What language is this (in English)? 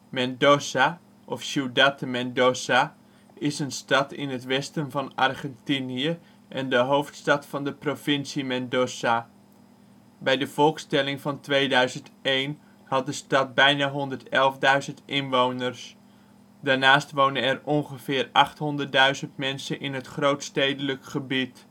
Dutch